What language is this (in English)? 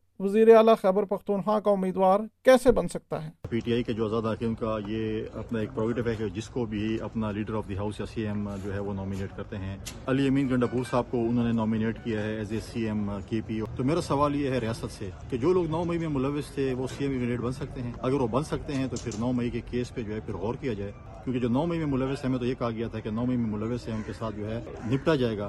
Urdu